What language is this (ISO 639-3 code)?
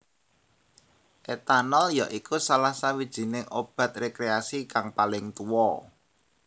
jav